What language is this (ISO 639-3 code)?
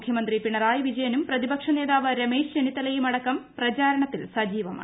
mal